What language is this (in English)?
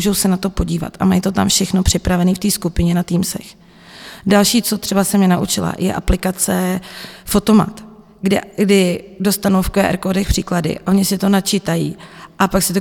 Czech